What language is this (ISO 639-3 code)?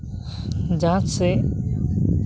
sat